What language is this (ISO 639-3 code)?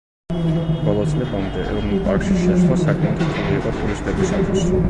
kat